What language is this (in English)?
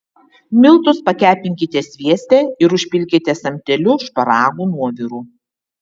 Lithuanian